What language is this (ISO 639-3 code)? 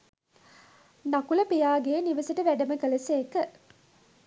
sin